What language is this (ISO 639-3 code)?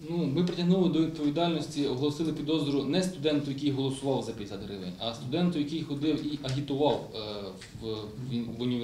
ukr